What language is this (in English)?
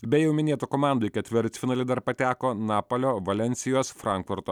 Lithuanian